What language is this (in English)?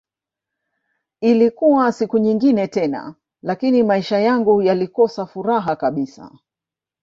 Swahili